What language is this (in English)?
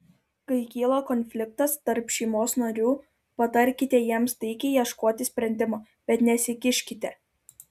Lithuanian